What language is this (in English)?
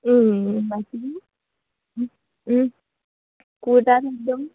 Assamese